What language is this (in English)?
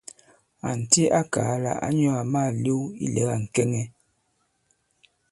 Bankon